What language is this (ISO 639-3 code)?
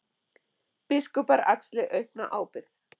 isl